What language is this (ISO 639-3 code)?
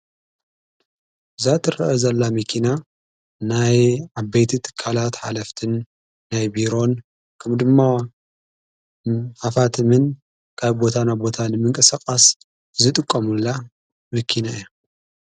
tir